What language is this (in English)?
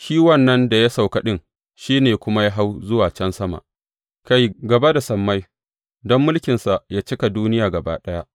Hausa